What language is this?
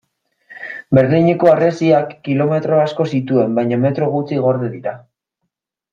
Basque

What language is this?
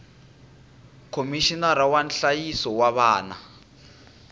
Tsonga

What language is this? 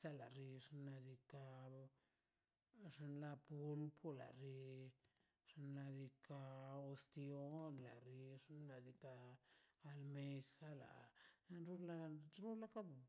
Mazaltepec Zapotec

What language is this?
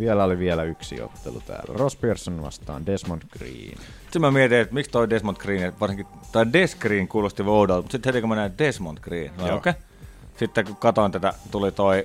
Finnish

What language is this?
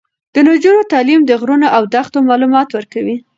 Pashto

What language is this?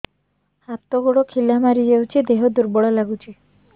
Odia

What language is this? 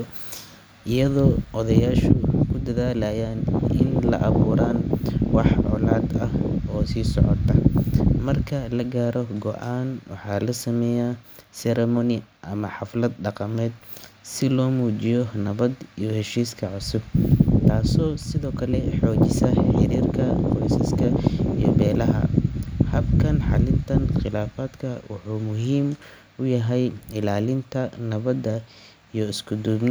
Somali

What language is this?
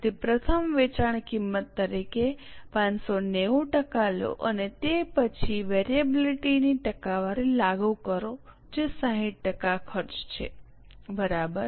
Gujarati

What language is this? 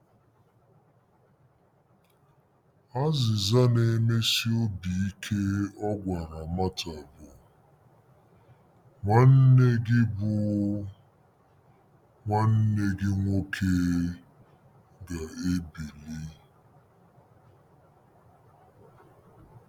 Igbo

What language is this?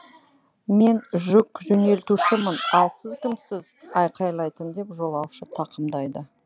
Kazakh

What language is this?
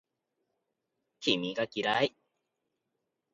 Japanese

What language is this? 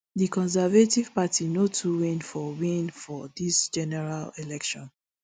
Nigerian Pidgin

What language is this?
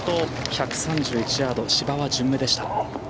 Japanese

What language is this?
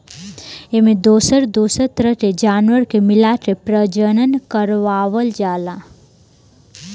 Bhojpuri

